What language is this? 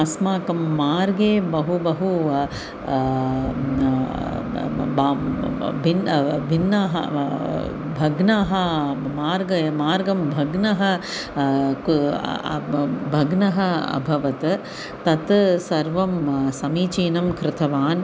Sanskrit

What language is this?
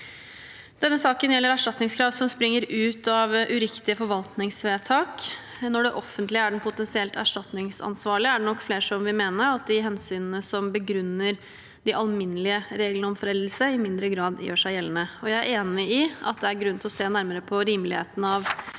Norwegian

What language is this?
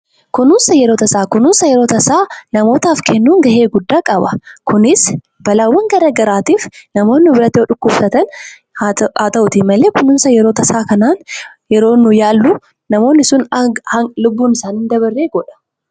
Oromo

